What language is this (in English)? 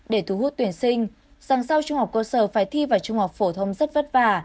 Vietnamese